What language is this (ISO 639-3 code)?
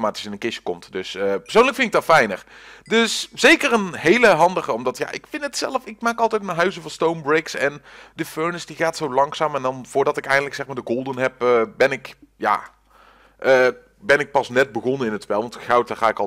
nld